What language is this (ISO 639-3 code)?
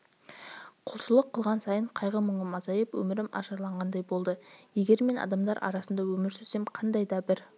kaz